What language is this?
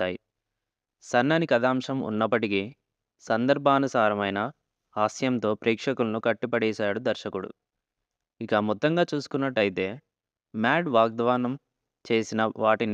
Telugu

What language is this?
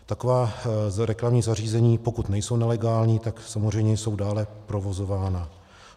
Czech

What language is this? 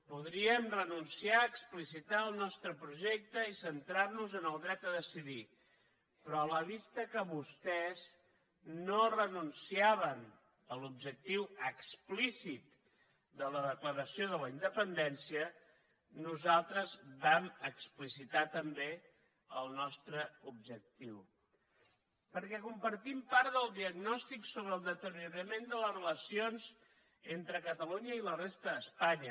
Catalan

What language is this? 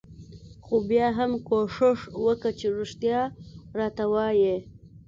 Pashto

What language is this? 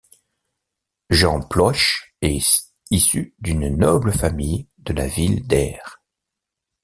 French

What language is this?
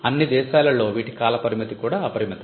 Telugu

